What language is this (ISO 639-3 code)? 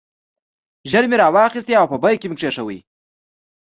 pus